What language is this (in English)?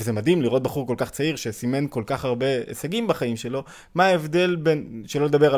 Hebrew